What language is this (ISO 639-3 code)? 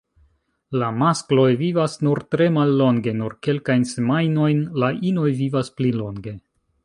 epo